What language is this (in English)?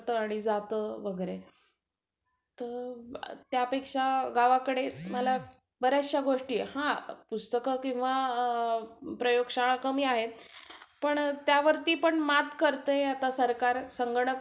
Marathi